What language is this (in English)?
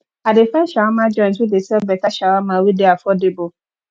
Nigerian Pidgin